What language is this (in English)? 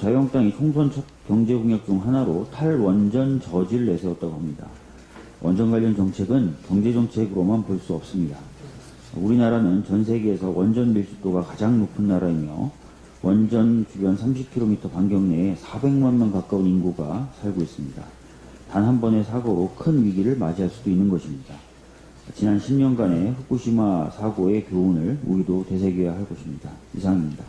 Korean